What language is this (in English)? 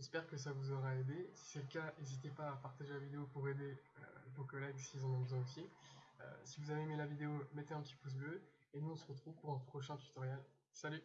French